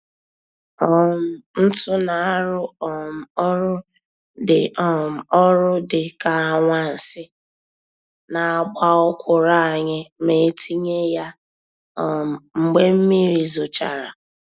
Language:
Igbo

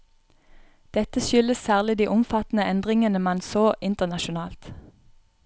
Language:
Norwegian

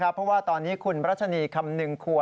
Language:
Thai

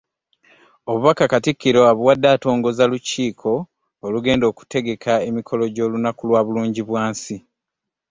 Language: Ganda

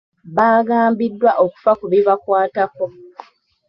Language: Ganda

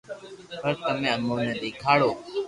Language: Loarki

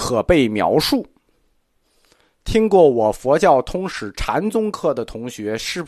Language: Chinese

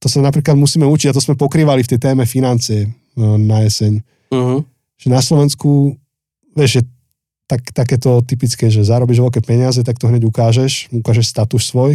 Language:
Slovak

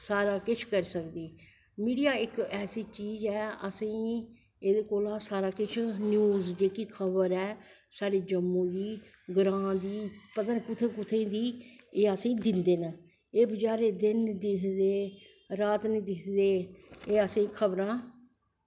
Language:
Dogri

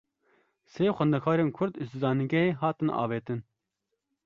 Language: Kurdish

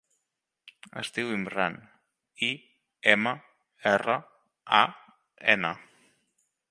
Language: Catalan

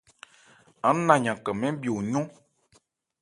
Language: Ebrié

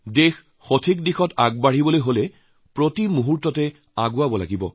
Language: Assamese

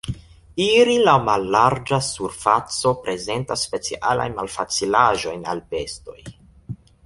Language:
Esperanto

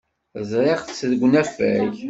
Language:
Kabyle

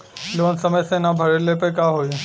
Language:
Bhojpuri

